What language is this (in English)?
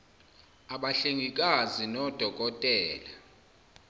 Zulu